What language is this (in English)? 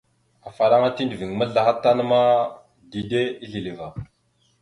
Mada (Cameroon)